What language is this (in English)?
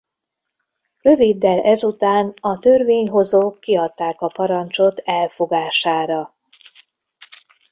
Hungarian